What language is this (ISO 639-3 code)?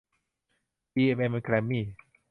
tha